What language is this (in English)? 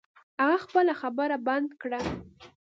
Pashto